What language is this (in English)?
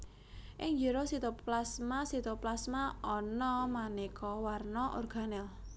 Javanese